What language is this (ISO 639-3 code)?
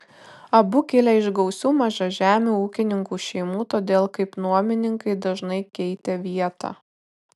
lit